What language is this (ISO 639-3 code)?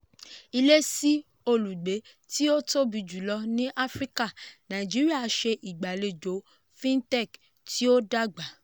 yor